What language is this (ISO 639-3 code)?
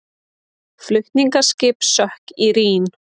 isl